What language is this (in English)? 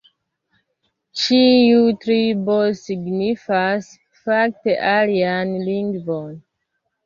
Esperanto